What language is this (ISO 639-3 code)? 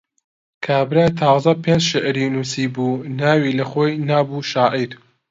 ckb